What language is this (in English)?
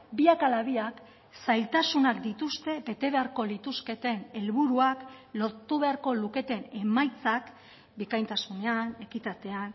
Basque